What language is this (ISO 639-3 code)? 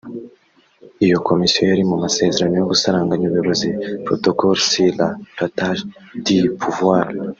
kin